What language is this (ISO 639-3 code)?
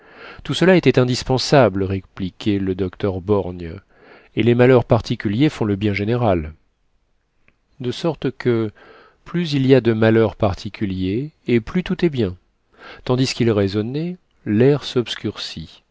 fra